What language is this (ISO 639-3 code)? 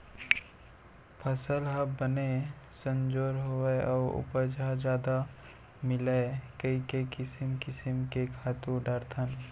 hne